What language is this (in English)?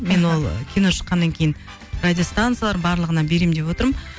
Kazakh